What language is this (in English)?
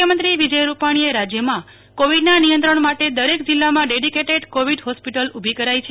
Gujarati